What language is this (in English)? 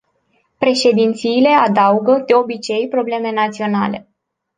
Romanian